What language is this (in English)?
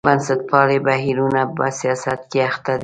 Pashto